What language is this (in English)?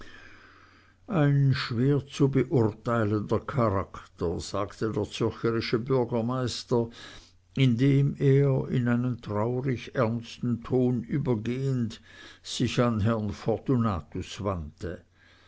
German